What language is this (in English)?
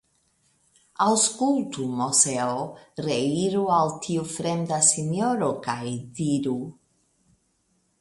Esperanto